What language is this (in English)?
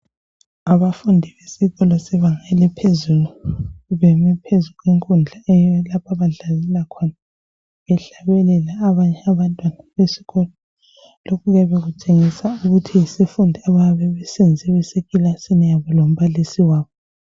North Ndebele